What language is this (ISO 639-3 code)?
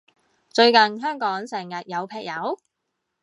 yue